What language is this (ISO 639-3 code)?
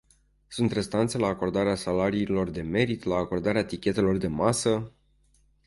ron